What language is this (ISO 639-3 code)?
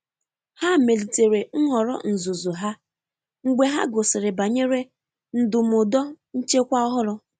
ibo